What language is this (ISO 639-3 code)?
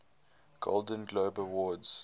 eng